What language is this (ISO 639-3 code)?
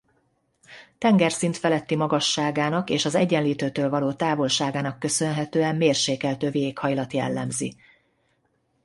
hun